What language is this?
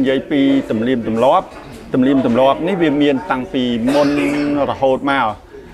Vietnamese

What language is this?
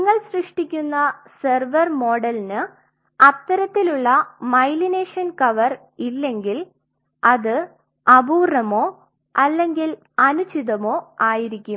Malayalam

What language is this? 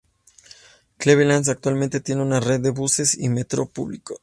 Spanish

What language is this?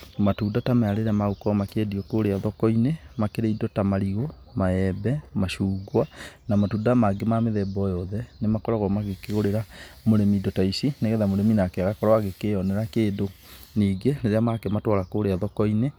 Kikuyu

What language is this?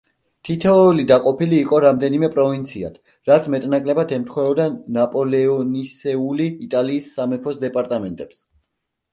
Georgian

